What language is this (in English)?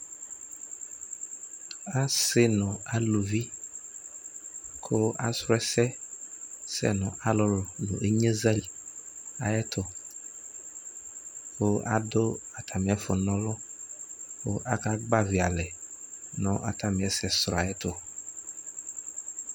Ikposo